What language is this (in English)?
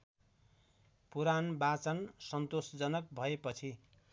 Nepali